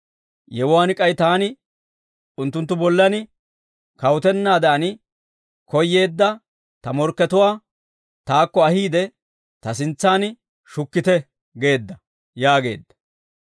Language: Dawro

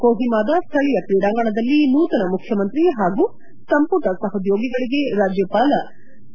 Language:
Kannada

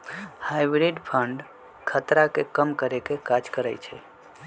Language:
Magahi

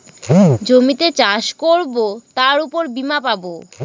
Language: Bangla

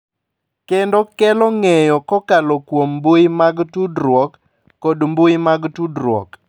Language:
Luo (Kenya and Tanzania)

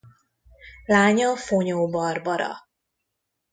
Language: Hungarian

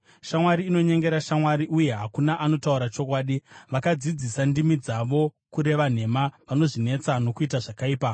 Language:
Shona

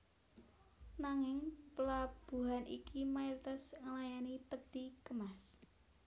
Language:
Javanese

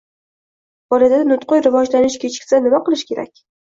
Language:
Uzbek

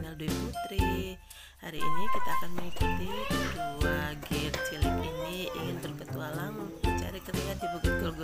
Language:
Indonesian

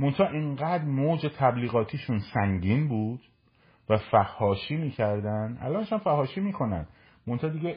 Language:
Persian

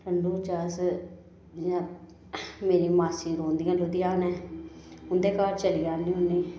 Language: Dogri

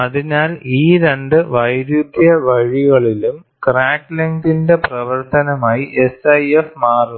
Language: Malayalam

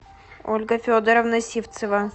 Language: Russian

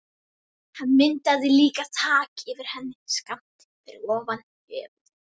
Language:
Icelandic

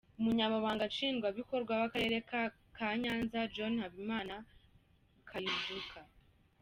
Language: Kinyarwanda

